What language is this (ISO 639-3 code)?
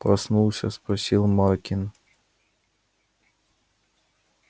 rus